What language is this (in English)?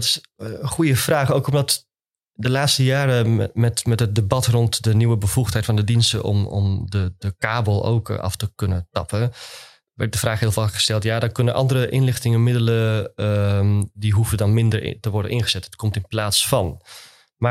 Dutch